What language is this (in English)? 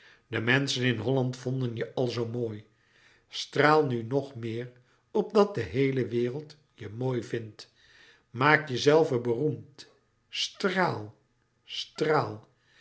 Dutch